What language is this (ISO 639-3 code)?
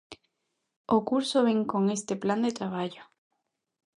glg